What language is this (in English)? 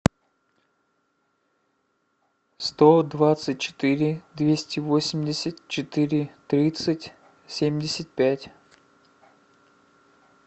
Russian